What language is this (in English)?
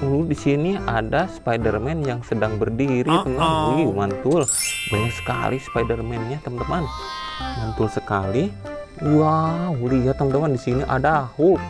Indonesian